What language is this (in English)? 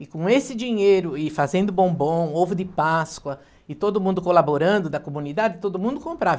Portuguese